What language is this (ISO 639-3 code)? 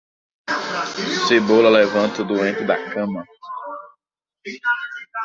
por